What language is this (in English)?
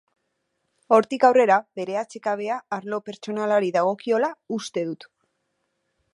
Basque